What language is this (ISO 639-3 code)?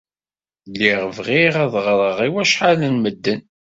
kab